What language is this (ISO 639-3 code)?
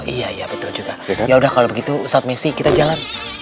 ind